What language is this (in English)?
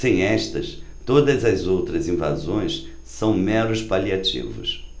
Portuguese